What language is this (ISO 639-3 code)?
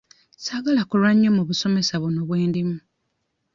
lug